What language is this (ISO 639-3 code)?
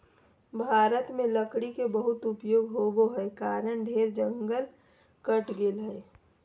mag